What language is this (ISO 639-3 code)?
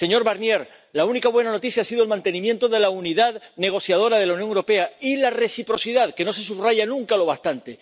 spa